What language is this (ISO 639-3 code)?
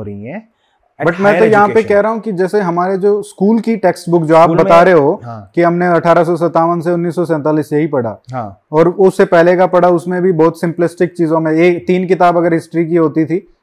hin